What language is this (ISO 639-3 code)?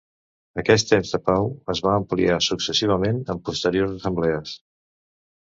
cat